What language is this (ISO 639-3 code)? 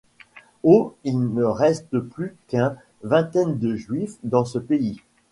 fra